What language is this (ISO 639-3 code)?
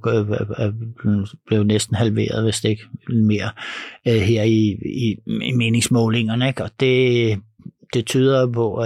dan